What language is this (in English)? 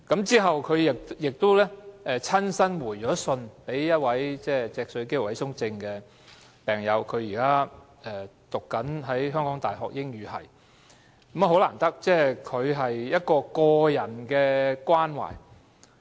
Cantonese